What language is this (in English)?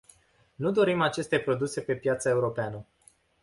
Romanian